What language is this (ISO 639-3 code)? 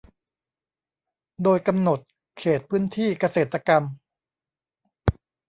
tha